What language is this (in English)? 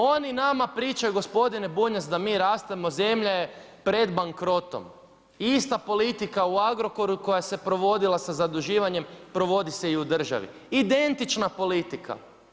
Croatian